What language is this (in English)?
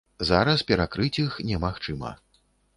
Belarusian